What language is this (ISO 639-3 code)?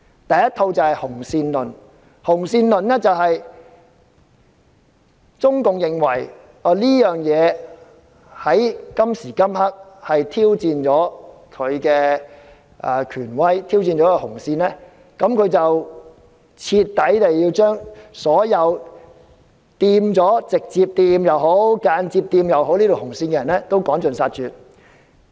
yue